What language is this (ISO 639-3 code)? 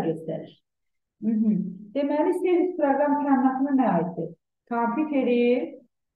tur